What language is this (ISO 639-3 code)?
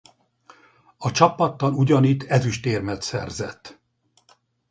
hun